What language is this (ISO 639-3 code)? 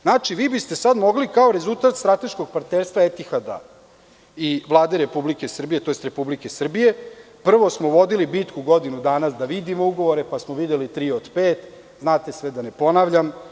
srp